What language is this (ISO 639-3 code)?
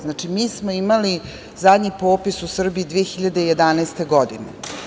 srp